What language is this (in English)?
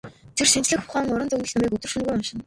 Mongolian